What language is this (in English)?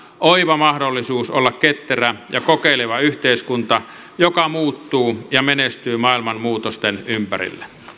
Finnish